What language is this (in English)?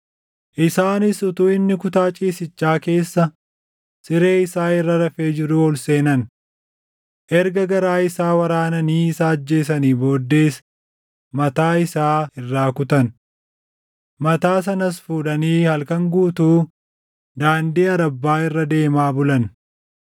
Oromo